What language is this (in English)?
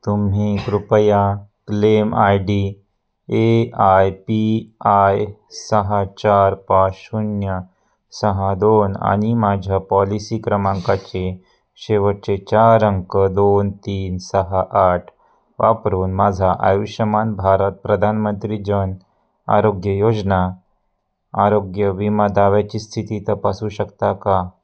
Marathi